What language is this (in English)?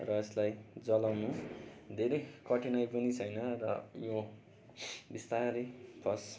Nepali